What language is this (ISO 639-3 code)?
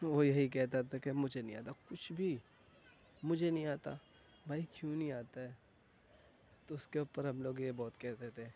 urd